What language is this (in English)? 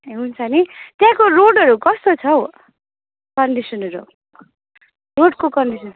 Nepali